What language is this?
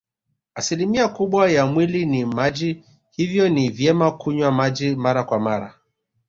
Swahili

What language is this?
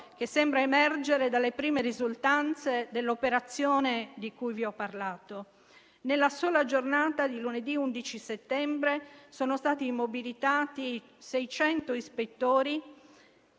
Italian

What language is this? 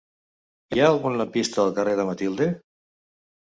Catalan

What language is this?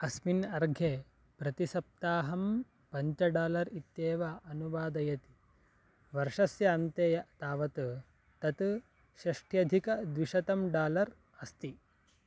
Sanskrit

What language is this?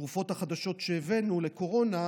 Hebrew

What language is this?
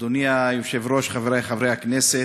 Hebrew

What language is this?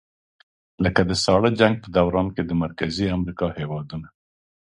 Pashto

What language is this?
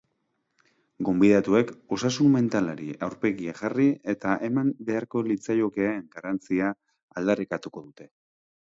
Basque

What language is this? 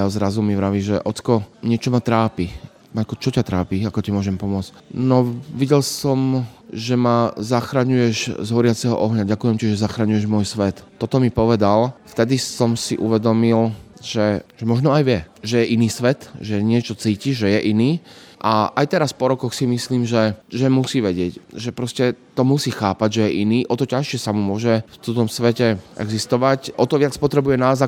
Slovak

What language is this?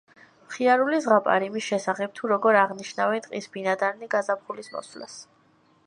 Georgian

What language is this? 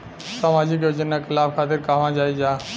Bhojpuri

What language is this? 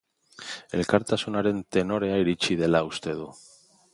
Basque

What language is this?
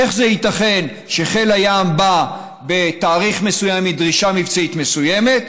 Hebrew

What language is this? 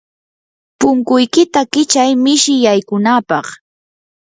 Yanahuanca Pasco Quechua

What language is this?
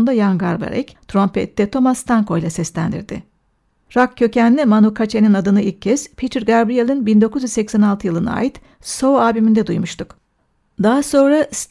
Turkish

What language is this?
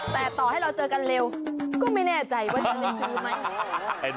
Thai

